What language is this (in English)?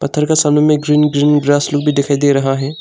Hindi